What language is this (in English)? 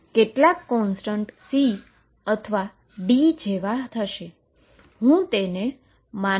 Gujarati